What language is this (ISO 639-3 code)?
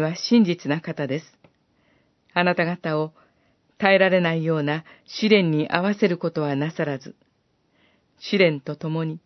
jpn